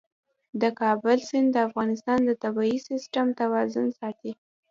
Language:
Pashto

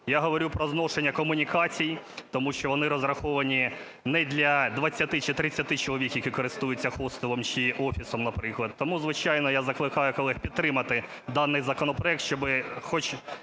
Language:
Ukrainian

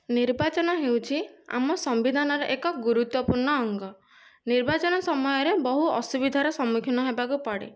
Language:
Odia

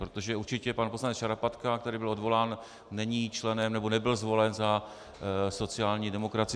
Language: Czech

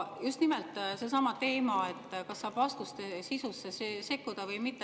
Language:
Estonian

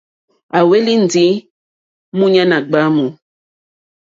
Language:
Mokpwe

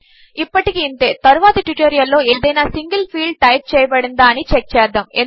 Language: Telugu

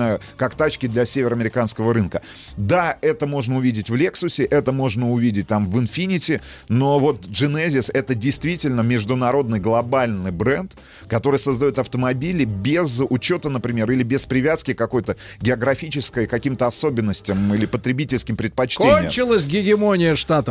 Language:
Russian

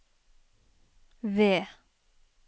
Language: Norwegian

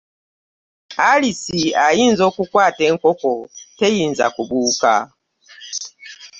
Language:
Ganda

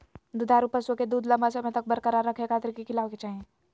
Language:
Magahi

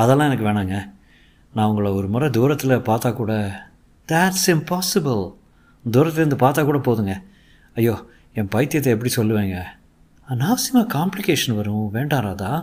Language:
Tamil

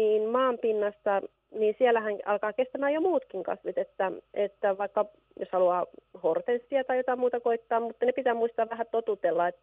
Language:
Finnish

